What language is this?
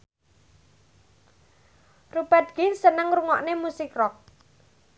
Javanese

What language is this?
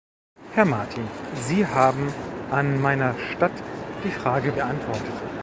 German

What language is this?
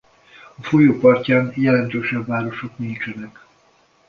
Hungarian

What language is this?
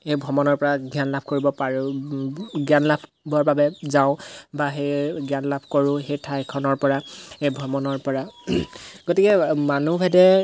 Assamese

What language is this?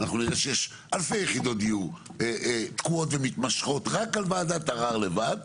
Hebrew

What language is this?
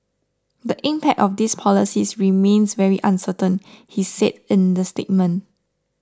English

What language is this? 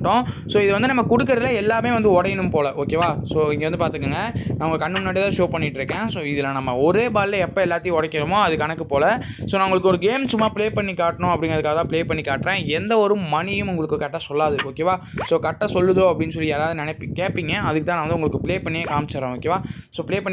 Indonesian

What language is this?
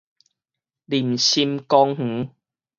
Min Nan Chinese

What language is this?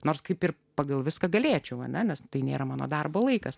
Lithuanian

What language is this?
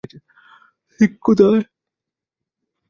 Bangla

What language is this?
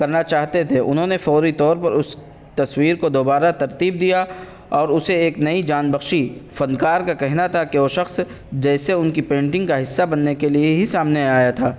Urdu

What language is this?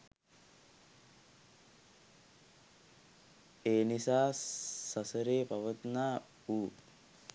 Sinhala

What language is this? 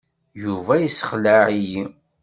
Kabyle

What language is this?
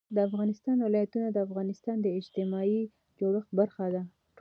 Pashto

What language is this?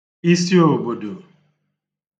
Igbo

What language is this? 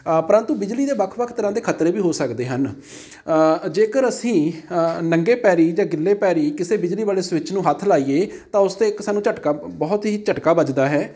Punjabi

